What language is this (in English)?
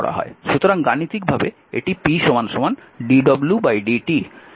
Bangla